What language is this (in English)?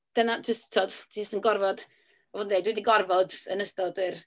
Welsh